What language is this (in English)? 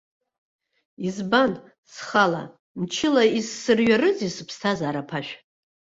Abkhazian